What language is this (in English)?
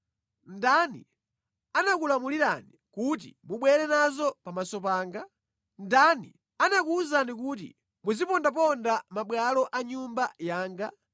Nyanja